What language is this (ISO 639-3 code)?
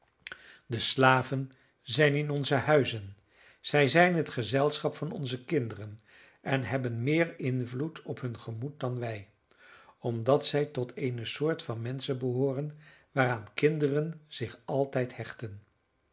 nld